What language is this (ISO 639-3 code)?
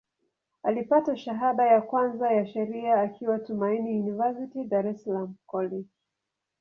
swa